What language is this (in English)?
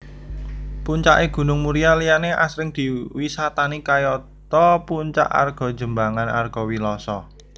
Javanese